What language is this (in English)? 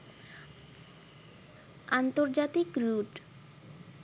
Bangla